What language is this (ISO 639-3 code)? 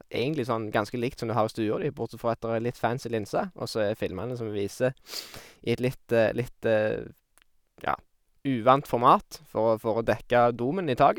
nor